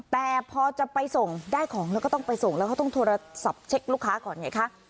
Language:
Thai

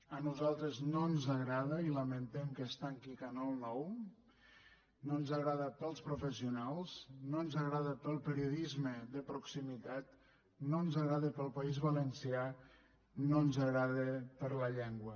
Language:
Catalan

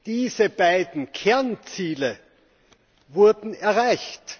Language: German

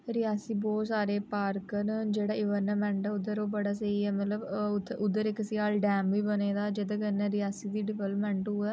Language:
Dogri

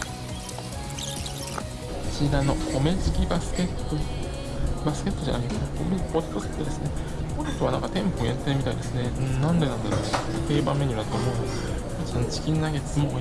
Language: Japanese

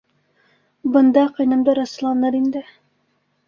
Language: Bashkir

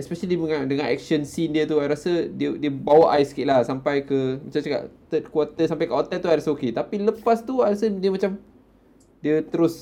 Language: Malay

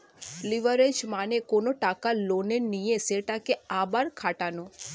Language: Bangla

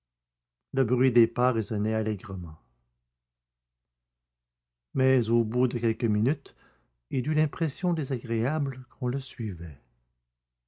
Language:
French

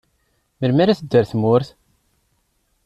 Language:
Kabyle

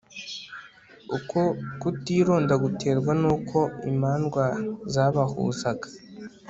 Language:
Kinyarwanda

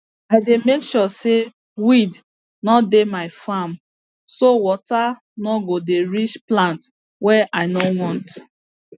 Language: Nigerian Pidgin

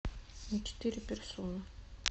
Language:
Russian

